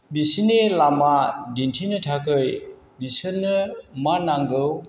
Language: Bodo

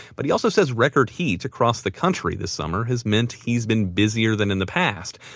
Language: English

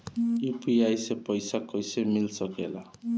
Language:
Bhojpuri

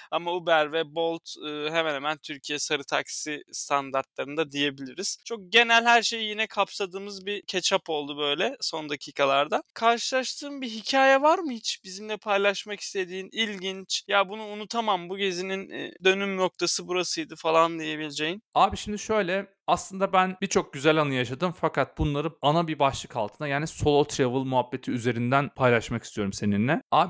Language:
Turkish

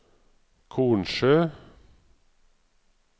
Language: Norwegian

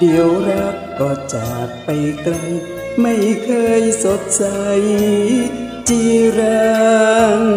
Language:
Thai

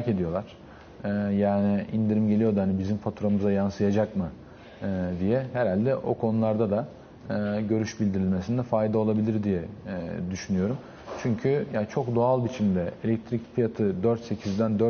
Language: Turkish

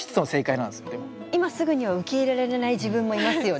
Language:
Japanese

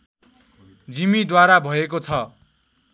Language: Nepali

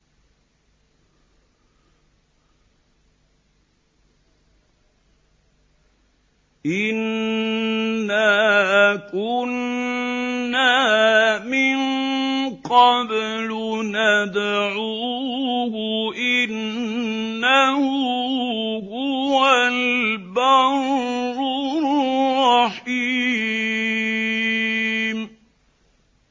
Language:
Arabic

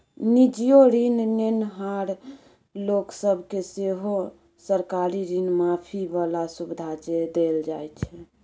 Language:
Maithili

